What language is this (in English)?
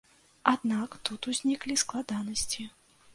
Belarusian